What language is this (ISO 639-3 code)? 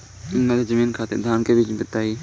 bho